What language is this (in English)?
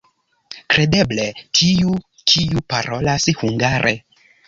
Esperanto